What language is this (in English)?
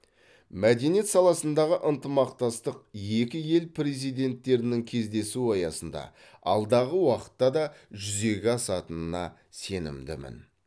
Kazakh